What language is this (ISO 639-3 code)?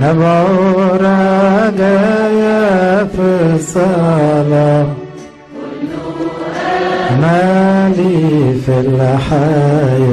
ara